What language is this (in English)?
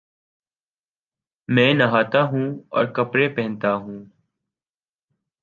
Urdu